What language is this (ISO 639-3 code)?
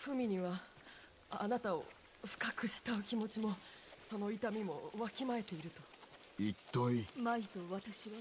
jpn